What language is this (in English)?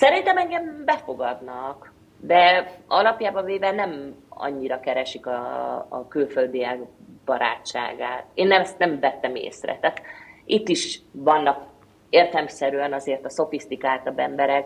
Hungarian